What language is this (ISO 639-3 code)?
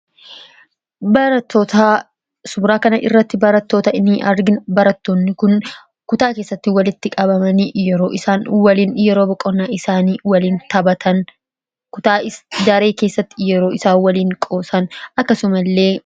orm